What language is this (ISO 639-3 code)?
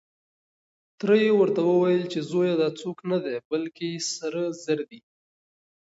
pus